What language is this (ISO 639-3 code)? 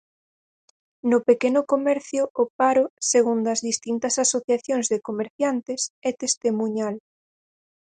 glg